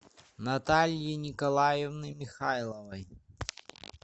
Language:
Russian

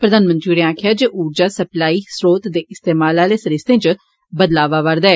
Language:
Dogri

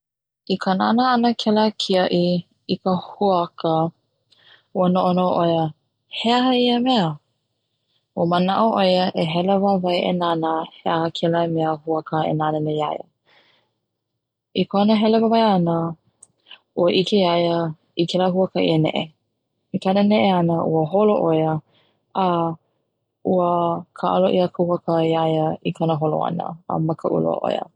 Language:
Hawaiian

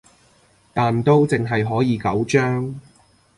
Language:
Cantonese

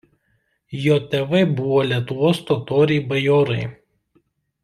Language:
Lithuanian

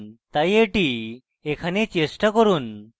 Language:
Bangla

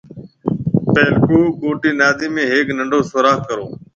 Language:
Marwari (Pakistan)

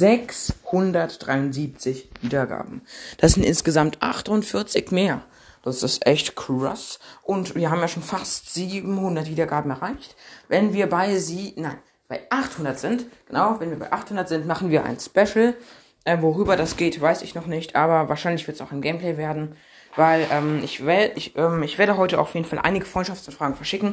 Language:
German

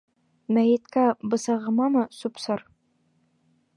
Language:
Bashkir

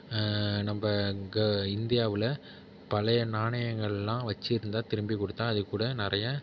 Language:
Tamil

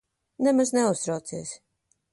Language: Latvian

